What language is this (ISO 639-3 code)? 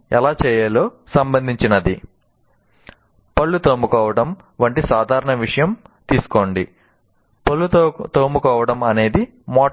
tel